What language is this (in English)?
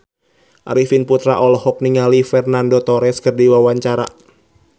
Sundanese